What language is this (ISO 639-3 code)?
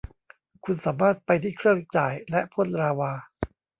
tha